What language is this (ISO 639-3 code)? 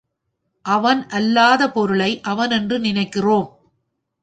tam